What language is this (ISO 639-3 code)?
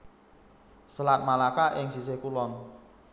jav